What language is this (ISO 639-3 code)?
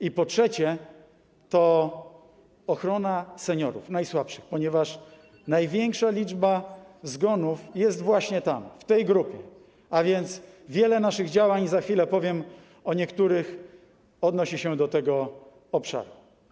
pol